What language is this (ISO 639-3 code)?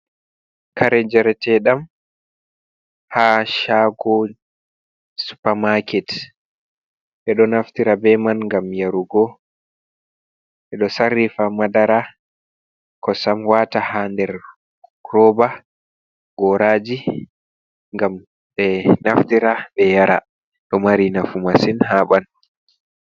ful